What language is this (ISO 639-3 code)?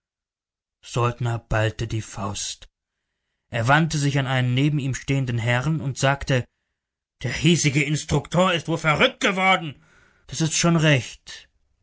deu